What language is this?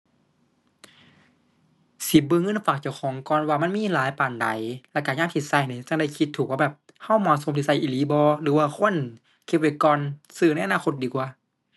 Thai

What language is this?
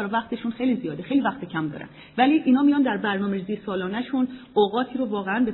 Persian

